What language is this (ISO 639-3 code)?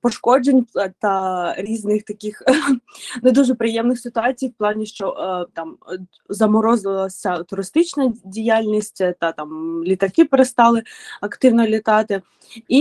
ukr